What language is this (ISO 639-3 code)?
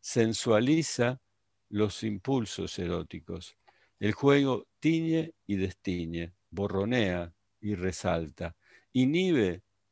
spa